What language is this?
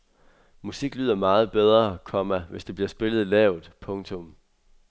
Danish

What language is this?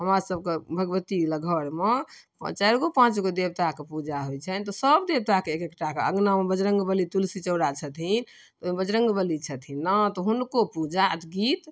Maithili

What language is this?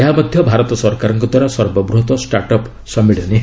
Odia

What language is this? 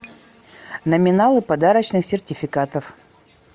Russian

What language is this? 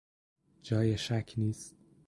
Persian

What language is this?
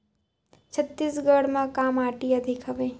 Chhattisgarhi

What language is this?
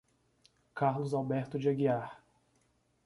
Portuguese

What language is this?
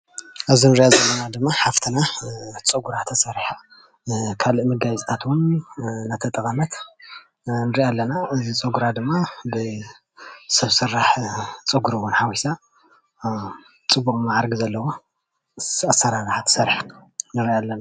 Tigrinya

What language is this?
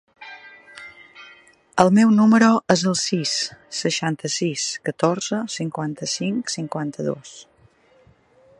Catalan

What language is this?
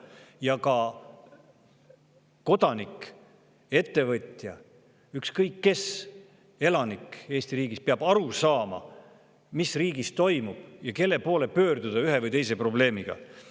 Estonian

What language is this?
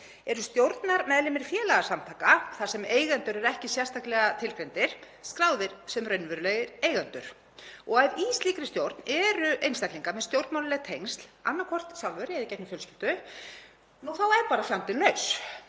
Icelandic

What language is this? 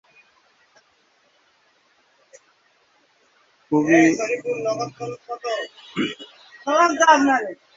Bangla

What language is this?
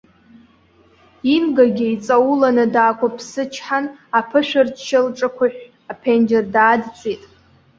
Abkhazian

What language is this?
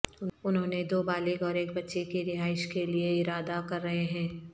Urdu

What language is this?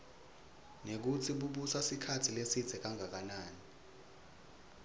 Swati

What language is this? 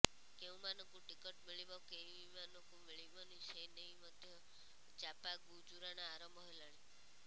Odia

